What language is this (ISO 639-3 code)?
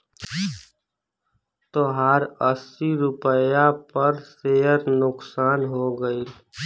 bho